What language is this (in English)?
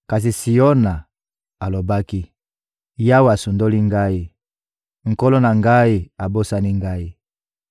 Lingala